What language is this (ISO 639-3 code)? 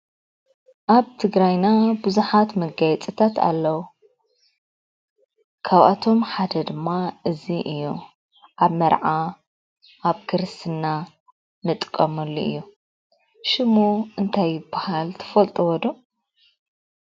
tir